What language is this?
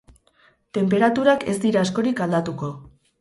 Basque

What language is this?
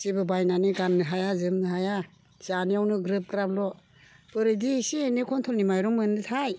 Bodo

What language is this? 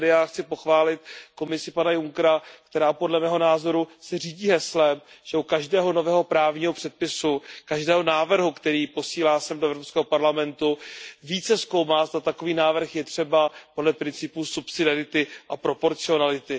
Czech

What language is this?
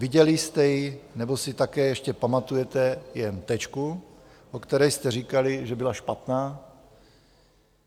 Czech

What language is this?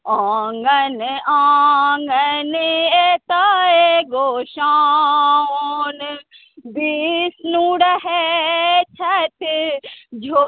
Maithili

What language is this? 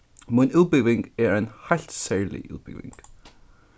Faroese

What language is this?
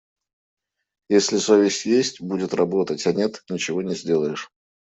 Russian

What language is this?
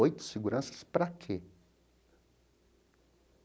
Portuguese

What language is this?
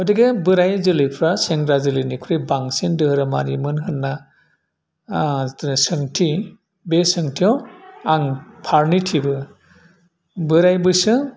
Bodo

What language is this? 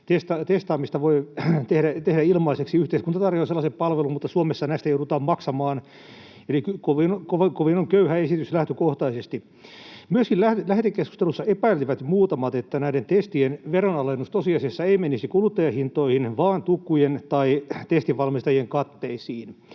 Finnish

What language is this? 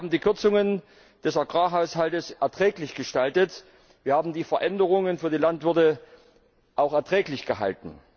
German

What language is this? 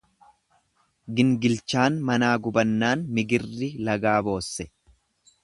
Oromo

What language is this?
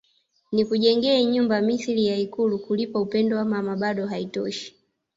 Swahili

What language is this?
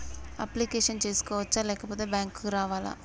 Telugu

